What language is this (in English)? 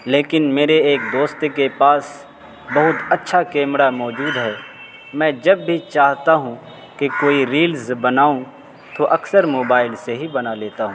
Urdu